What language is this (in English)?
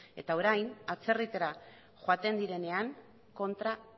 Basque